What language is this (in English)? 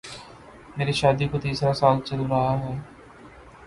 Urdu